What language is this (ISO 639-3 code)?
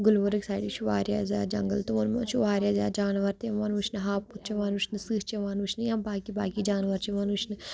kas